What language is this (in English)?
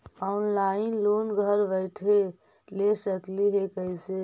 Magahi